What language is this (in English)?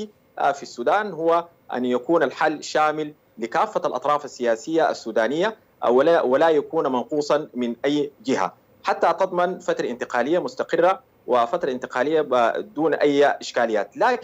Arabic